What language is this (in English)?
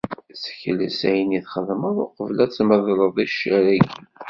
Kabyle